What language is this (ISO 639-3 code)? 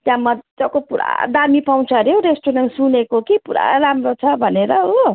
nep